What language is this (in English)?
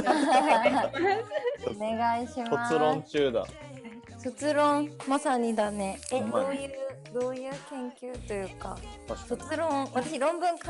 Japanese